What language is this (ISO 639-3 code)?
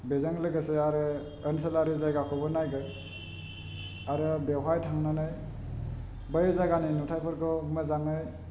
brx